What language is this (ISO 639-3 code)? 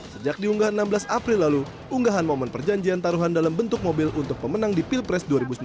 ind